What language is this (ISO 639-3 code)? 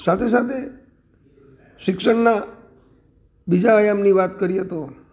guj